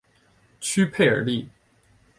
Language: Chinese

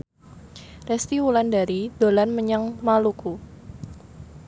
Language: Javanese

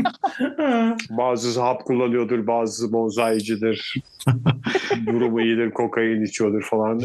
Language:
Turkish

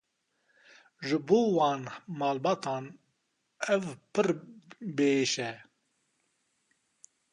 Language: Kurdish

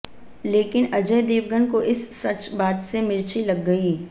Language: Hindi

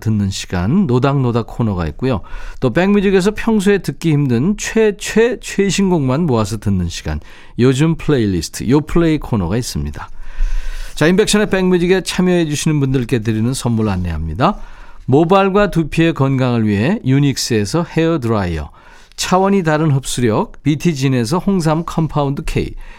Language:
Korean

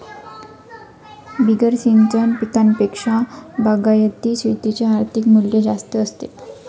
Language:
Marathi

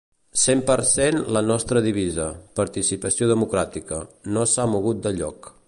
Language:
Catalan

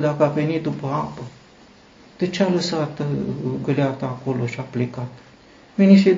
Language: Romanian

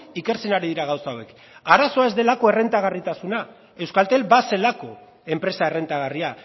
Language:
Basque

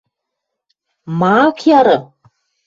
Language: Western Mari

